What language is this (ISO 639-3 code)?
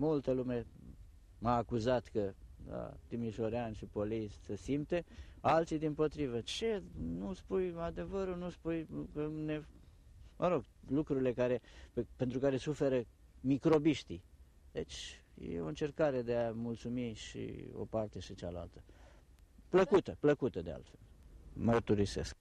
ron